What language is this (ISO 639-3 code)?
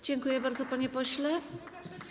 pol